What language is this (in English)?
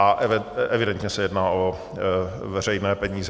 Czech